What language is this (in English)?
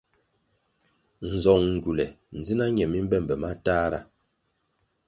Kwasio